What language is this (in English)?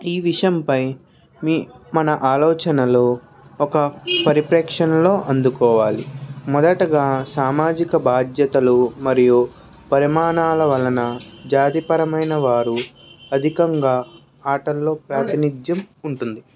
Telugu